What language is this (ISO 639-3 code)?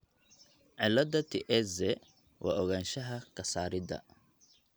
som